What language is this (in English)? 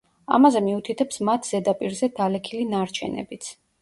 Georgian